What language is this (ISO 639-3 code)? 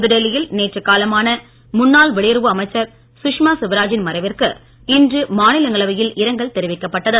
tam